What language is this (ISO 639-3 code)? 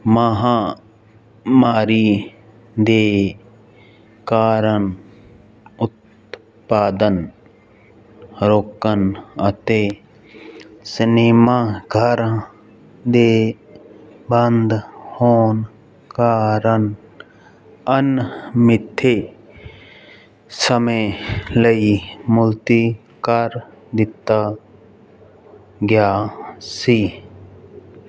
pan